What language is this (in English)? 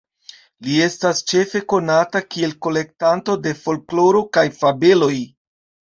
Esperanto